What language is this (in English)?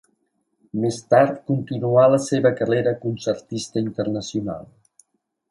Catalan